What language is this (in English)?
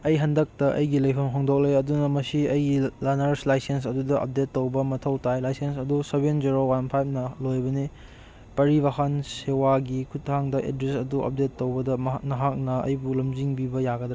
Manipuri